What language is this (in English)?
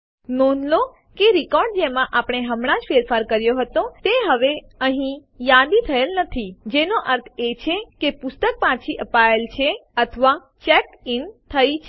Gujarati